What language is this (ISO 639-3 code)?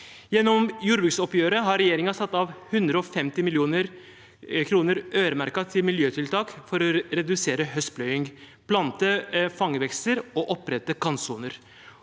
nor